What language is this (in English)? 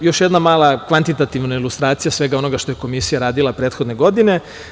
Serbian